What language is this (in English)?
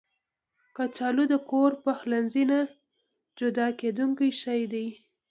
Pashto